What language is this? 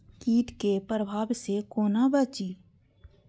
Maithili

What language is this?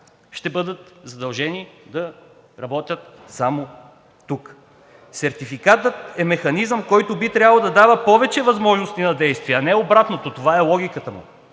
Bulgarian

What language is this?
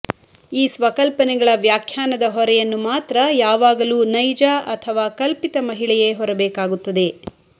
Kannada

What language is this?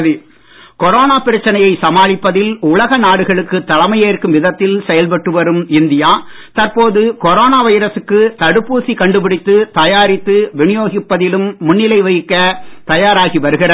Tamil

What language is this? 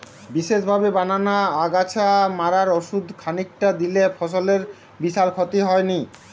Bangla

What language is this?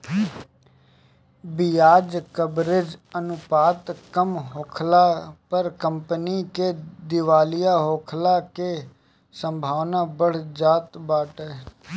Bhojpuri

